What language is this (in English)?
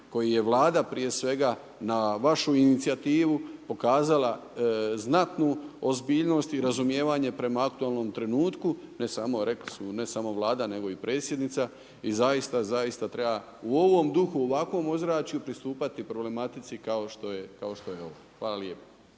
Croatian